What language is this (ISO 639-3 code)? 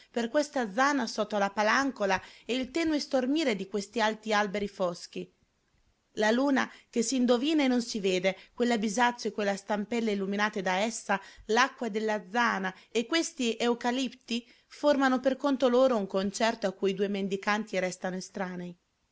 ita